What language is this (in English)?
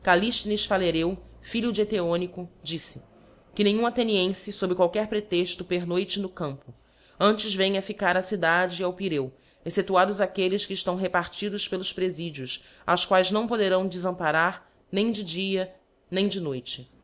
Portuguese